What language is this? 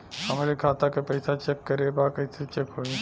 Bhojpuri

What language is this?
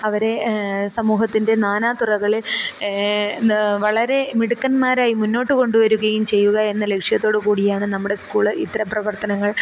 Malayalam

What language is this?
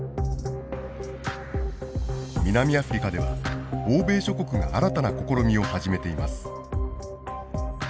Japanese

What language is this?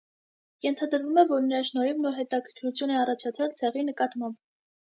Armenian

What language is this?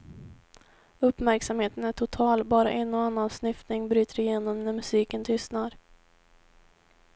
Swedish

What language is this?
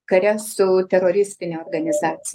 Lithuanian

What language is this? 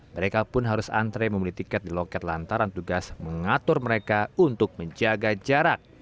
Indonesian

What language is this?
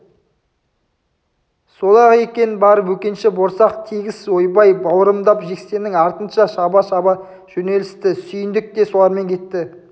Kazakh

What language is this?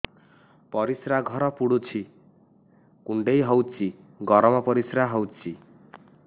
Odia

